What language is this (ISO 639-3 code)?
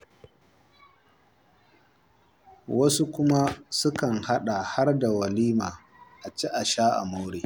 hau